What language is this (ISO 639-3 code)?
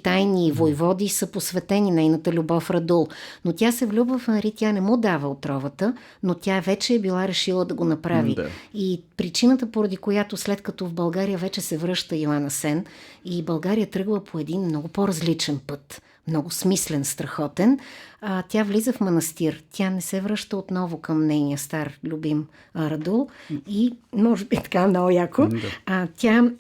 bul